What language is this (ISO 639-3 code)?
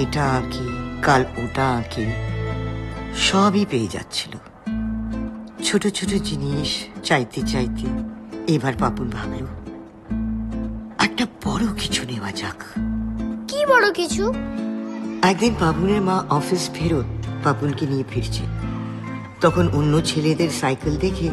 ben